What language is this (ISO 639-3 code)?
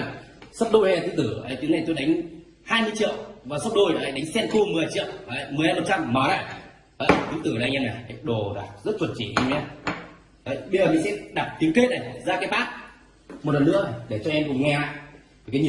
vie